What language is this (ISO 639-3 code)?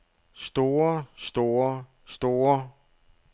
dan